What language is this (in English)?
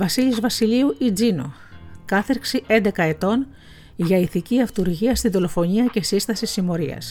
Greek